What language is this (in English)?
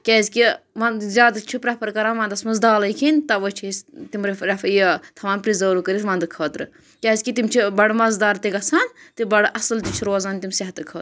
Kashmiri